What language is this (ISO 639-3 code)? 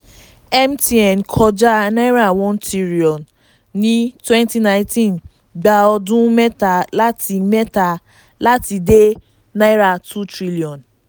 yor